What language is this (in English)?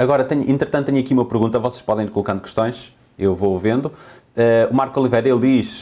Portuguese